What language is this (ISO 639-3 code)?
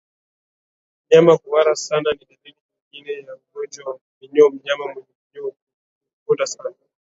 swa